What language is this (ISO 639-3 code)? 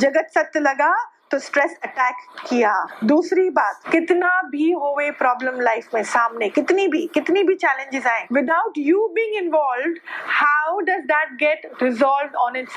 hin